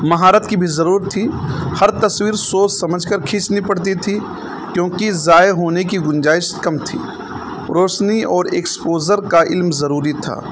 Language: Urdu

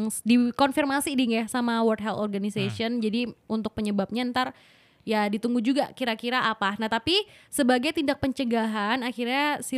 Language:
Indonesian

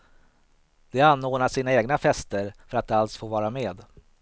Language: Swedish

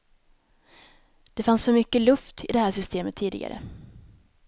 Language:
Swedish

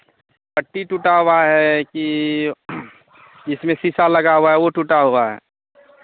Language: Hindi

